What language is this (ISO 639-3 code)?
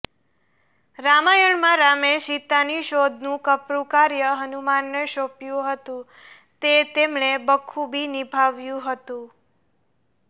guj